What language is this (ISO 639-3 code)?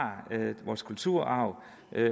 dan